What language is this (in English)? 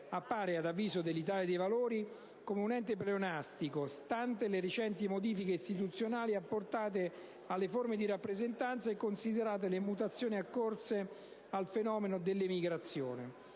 Italian